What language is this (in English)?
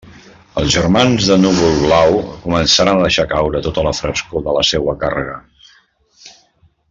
Catalan